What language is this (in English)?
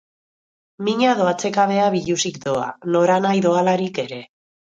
Basque